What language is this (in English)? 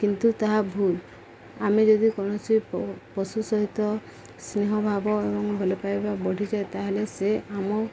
Odia